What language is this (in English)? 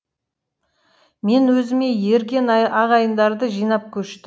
Kazakh